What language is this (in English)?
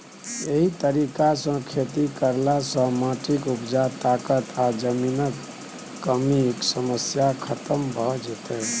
Maithili